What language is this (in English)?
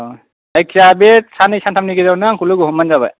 Bodo